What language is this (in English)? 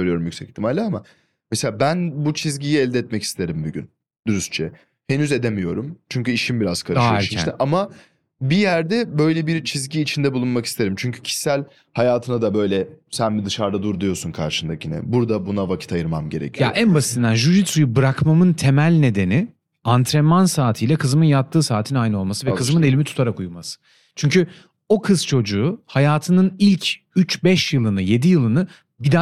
Turkish